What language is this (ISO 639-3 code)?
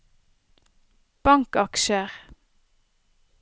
nor